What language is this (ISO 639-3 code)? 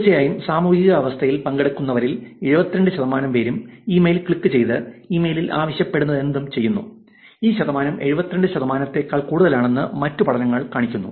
mal